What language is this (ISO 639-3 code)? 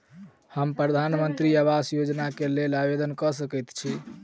mai